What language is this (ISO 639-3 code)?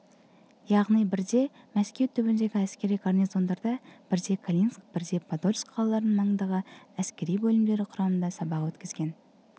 kaz